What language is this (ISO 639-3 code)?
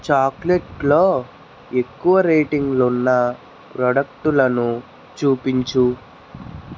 tel